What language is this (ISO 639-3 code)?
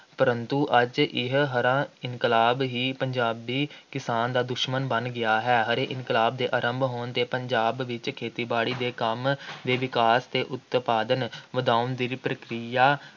pan